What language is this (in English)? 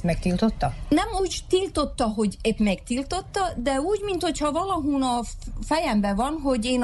Hungarian